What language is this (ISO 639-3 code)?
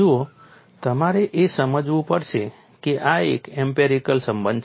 guj